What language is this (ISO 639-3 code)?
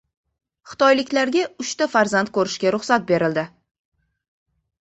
uzb